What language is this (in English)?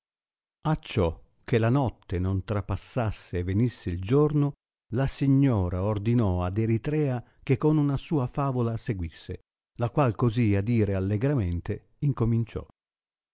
Italian